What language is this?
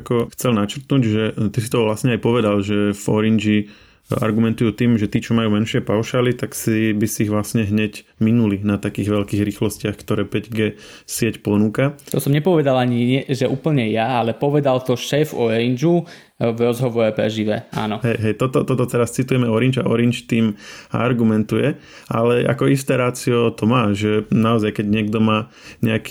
Slovak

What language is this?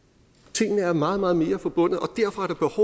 Danish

